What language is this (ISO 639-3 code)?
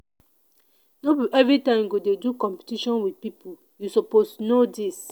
pcm